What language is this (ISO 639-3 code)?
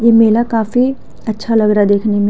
hin